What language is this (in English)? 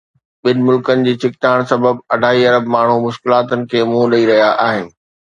Sindhi